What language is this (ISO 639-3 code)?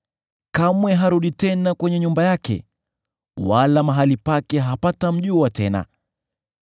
swa